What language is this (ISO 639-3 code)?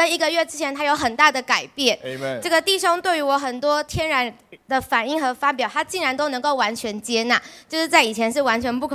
zho